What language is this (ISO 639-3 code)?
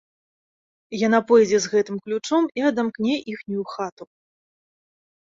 bel